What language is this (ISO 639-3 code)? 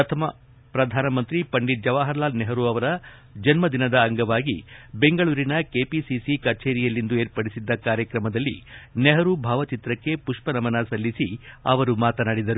kan